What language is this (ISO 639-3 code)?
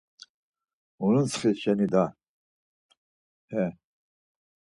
lzz